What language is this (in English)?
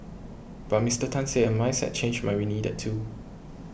English